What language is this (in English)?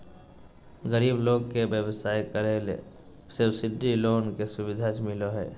Magahi